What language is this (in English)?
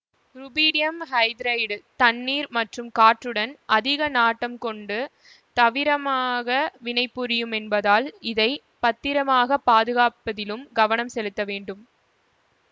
Tamil